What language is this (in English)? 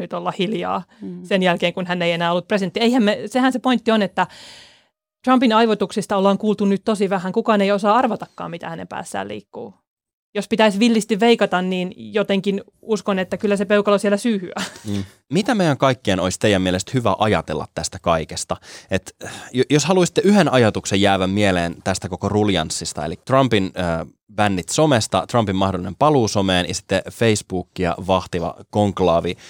Finnish